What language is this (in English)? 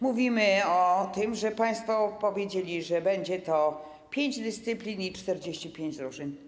Polish